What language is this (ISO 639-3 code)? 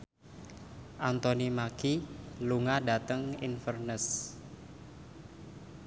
jav